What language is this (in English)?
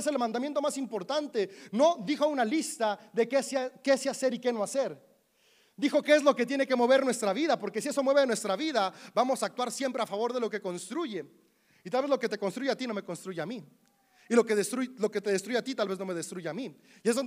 Spanish